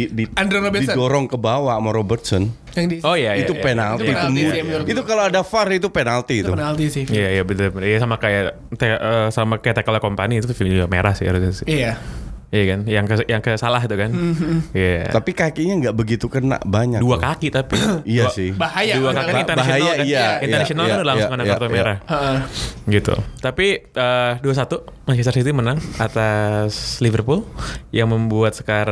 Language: Indonesian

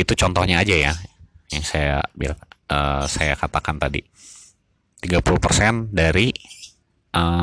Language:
Indonesian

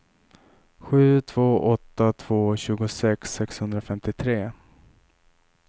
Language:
Swedish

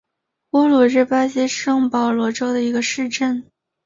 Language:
Chinese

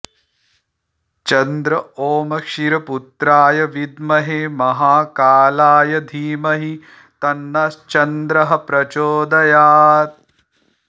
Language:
Sanskrit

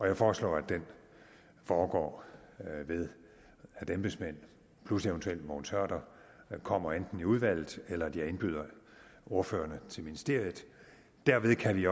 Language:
Danish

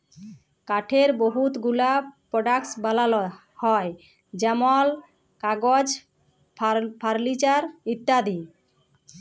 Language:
Bangla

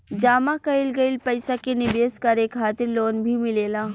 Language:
Bhojpuri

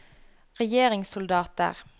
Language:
Norwegian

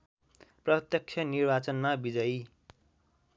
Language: Nepali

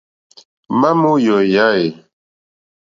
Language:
Mokpwe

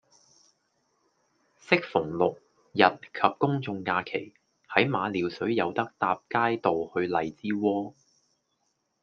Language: Cantonese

